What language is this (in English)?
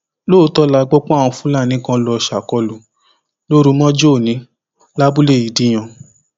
Yoruba